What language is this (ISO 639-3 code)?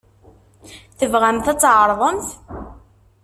kab